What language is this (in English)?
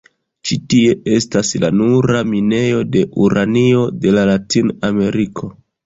Esperanto